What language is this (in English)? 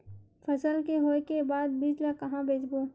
Chhattisgarhi